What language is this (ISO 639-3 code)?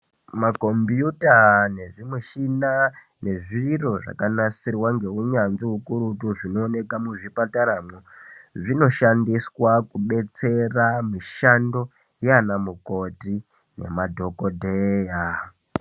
ndc